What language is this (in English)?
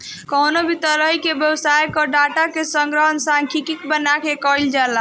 Bhojpuri